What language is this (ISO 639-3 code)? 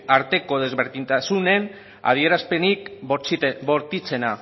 eus